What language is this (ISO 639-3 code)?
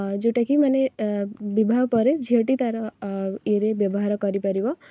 ori